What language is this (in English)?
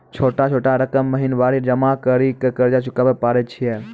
Maithili